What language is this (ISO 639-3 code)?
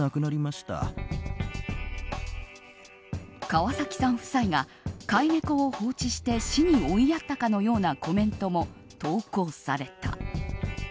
jpn